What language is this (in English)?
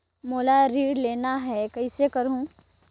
Chhattisgarhi